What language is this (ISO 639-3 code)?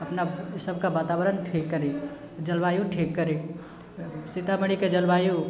mai